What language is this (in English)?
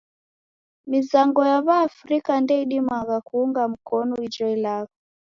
Taita